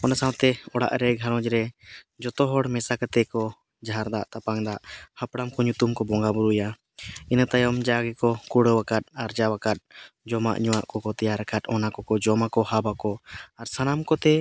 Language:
Santali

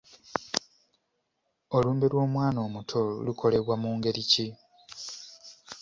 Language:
Ganda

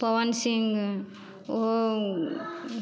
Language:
Maithili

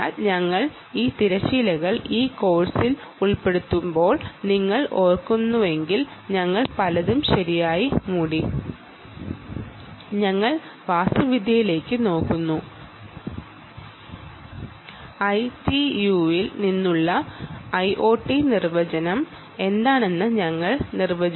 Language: Malayalam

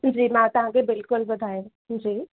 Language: Sindhi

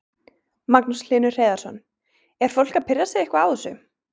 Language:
Icelandic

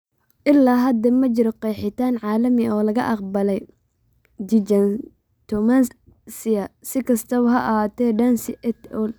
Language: Somali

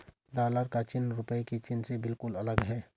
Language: Hindi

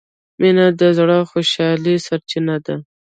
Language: Pashto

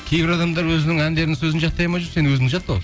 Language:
Kazakh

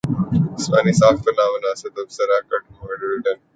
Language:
Urdu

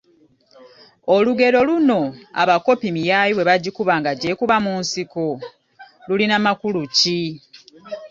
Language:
Ganda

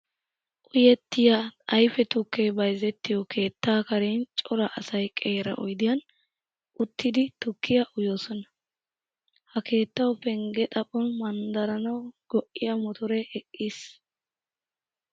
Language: Wolaytta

